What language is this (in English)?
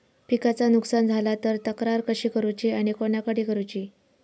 Marathi